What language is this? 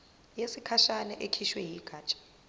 Zulu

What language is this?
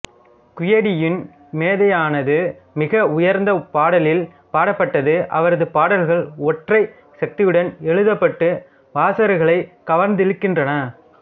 Tamil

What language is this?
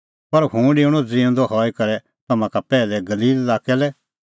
Kullu Pahari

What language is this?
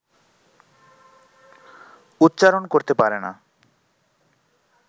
Bangla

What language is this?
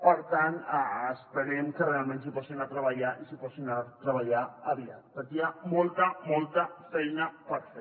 Catalan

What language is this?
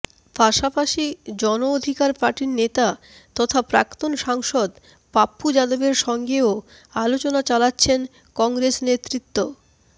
Bangla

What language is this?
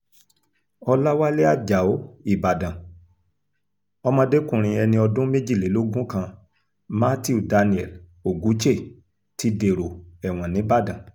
Yoruba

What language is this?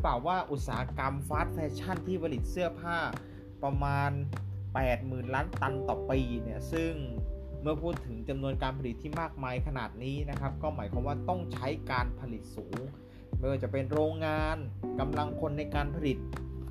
Thai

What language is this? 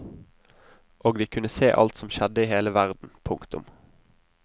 Norwegian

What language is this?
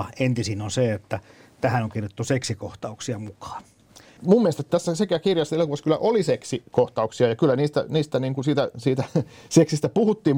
Finnish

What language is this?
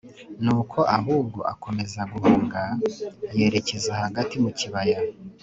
Kinyarwanda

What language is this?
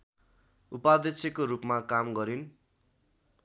Nepali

